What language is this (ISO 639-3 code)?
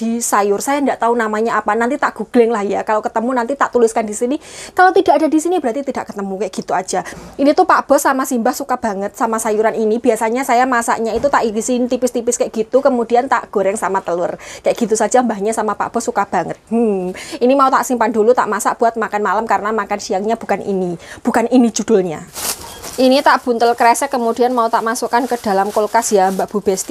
ind